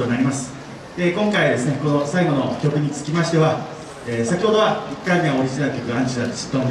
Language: Japanese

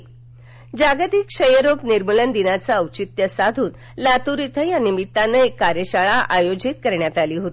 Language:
Marathi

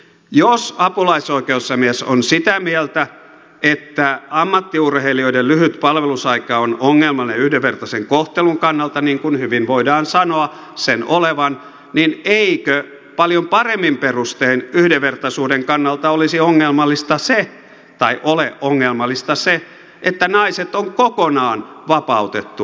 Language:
Finnish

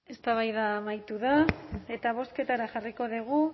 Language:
Basque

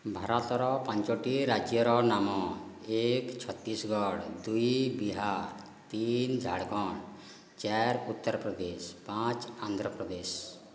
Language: Odia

